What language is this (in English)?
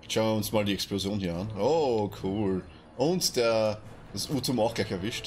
German